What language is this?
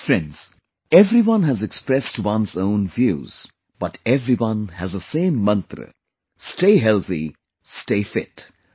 English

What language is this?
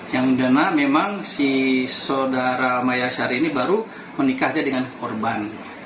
Indonesian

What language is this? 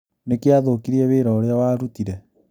Kikuyu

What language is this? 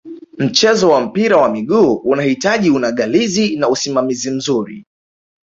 Swahili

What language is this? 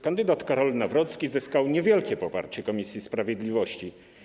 Polish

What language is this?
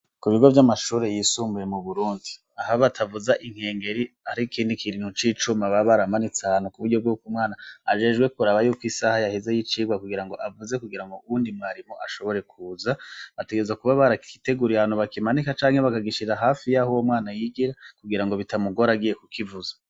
Rundi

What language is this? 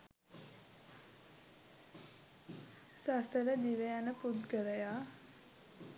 Sinhala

